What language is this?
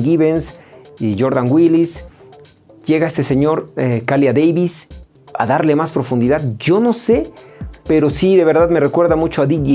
Spanish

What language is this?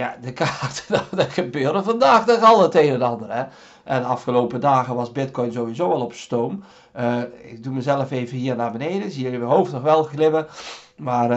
Dutch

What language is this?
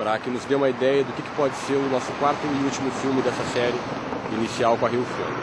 Portuguese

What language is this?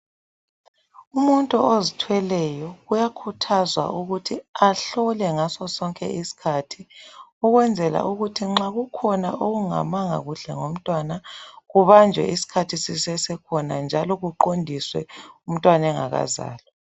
North Ndebele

